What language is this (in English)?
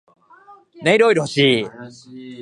Japanese